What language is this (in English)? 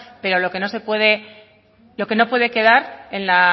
Spanish